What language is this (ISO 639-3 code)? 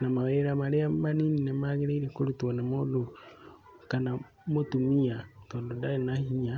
kik